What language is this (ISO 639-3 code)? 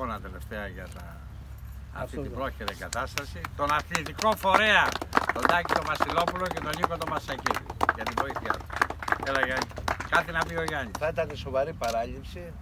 ell